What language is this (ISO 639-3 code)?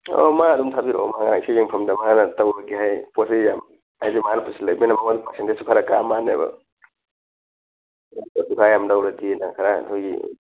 mni